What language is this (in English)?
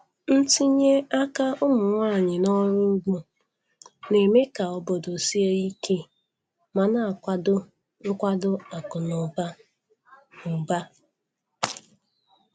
Igbo